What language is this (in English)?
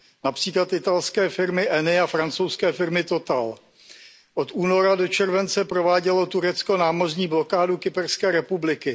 Czech